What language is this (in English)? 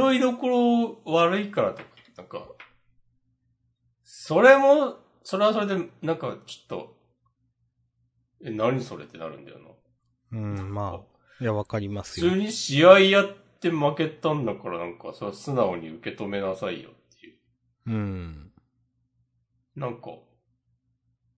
Japanese